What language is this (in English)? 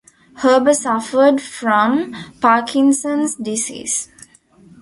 English